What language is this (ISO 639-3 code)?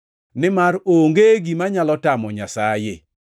luo